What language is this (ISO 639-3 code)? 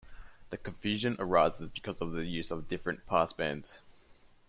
eng